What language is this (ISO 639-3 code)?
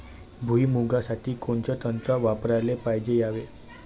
mar